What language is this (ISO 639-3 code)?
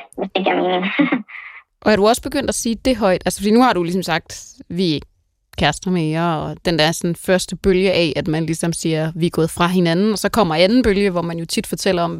dan